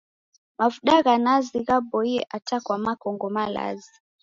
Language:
Taita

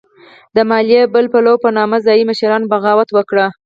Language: Pashto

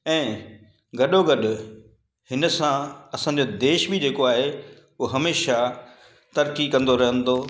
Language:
Sindhi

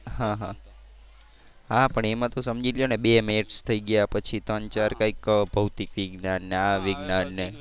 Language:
Gujarati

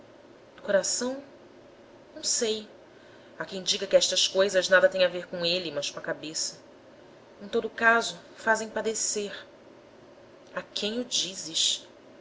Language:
Portuguese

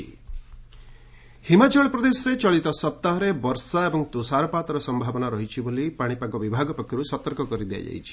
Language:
Odia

